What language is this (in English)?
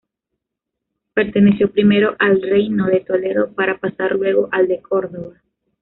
Spanish